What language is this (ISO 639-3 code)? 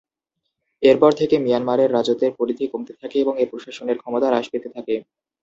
ben